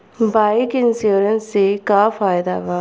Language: Bhojpuri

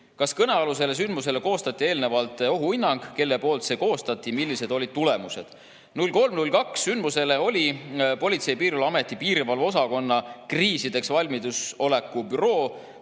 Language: Estonian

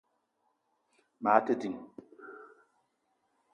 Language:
Eton (Cameroon)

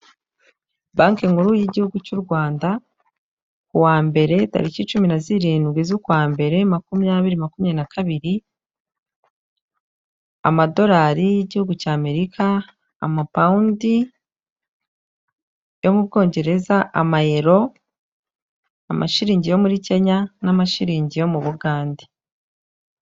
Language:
Kinyarwanda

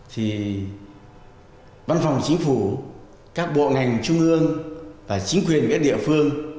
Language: Vietnamese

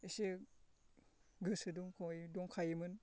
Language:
Bodo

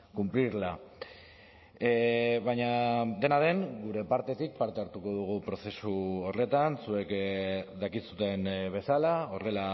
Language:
Basque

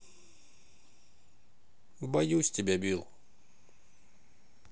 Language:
Russian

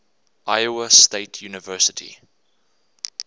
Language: English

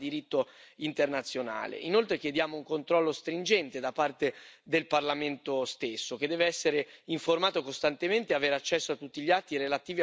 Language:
Italian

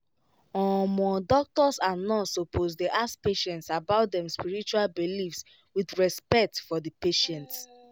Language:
Nigerian Pidgin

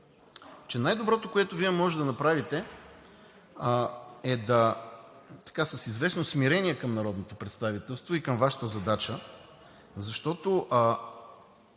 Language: Bulgarian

